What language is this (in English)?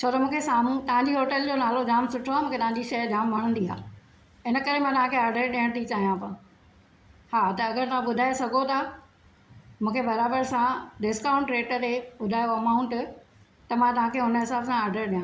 Sindhi